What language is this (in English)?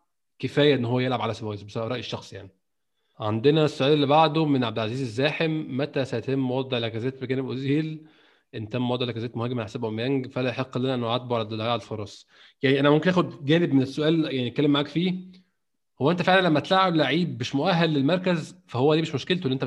Arabic